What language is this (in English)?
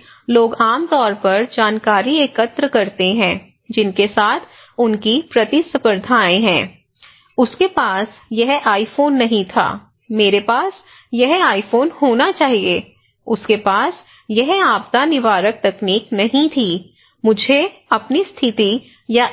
Hindi